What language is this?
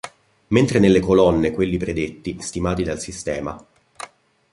Italian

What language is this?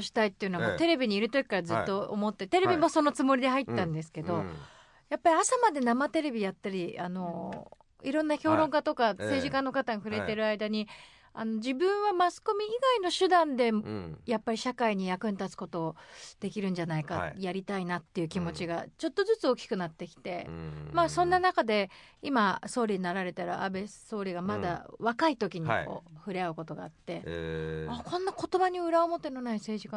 Japanese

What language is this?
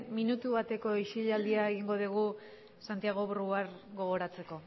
Basque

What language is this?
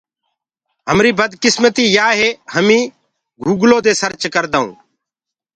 Gurgula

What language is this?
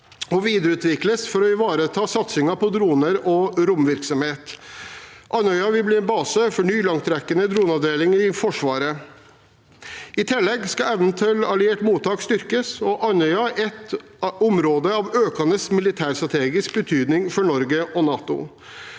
Norwegian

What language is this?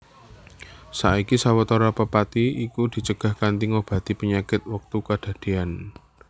Javanese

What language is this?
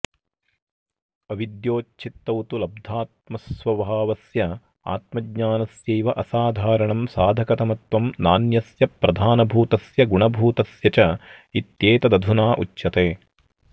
Sanskrit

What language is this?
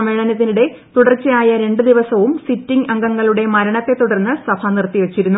Malayalam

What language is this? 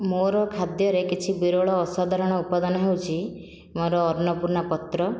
Odia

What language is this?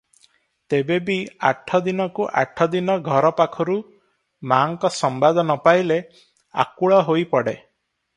Odia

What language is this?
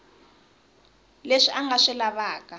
Tsonga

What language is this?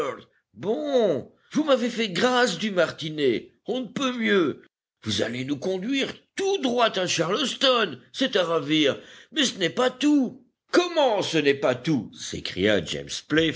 French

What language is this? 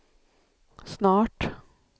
Swedish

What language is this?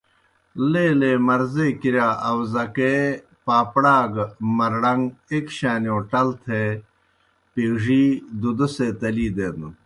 Kohistani Shina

